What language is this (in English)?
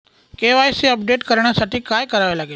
Marathi